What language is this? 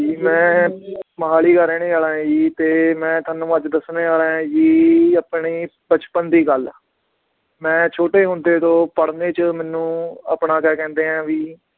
Punjabi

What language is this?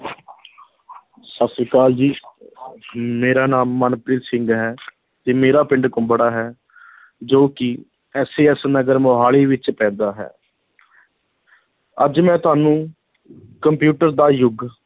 Punjabi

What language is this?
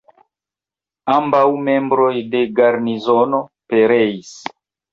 Esperanto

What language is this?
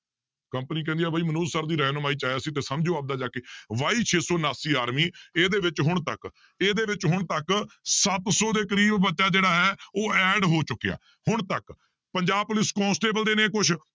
Punjabi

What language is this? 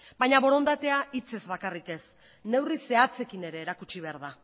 Basque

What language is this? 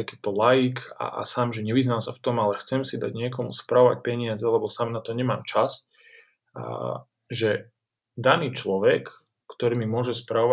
Slovak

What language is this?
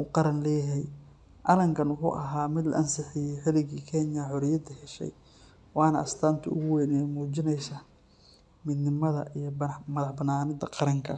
Somali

